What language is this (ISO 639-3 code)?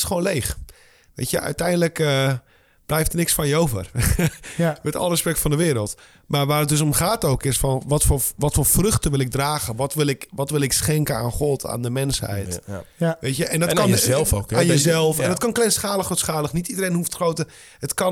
nld